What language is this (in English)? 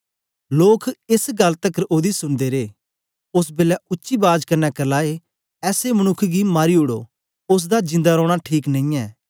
Dogri